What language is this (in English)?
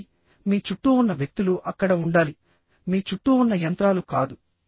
Telugu